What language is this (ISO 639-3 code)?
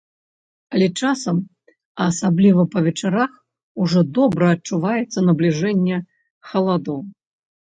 bel